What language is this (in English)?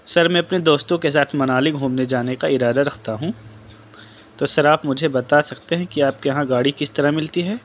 Urdu